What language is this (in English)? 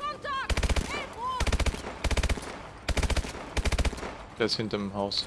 German